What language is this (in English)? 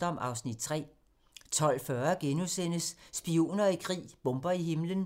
Danish